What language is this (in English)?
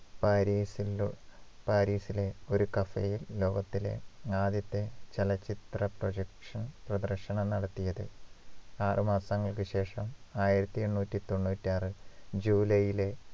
Malayalam